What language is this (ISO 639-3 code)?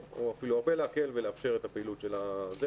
heb